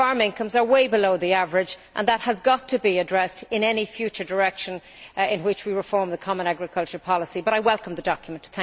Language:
English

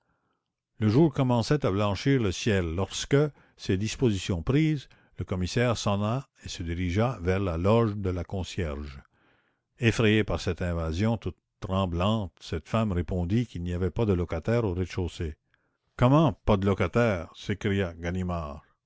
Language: French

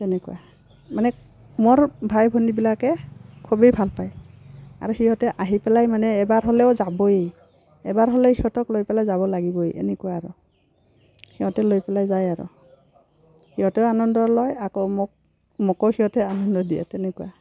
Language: Assamese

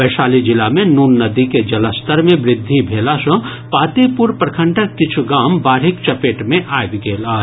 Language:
Maithili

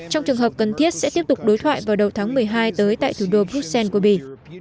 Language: Vietnamese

